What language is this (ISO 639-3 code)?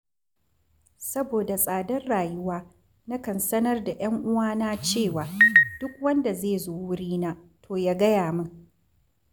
hau